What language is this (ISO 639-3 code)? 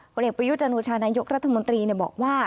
tha